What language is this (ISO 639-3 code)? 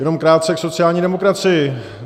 ces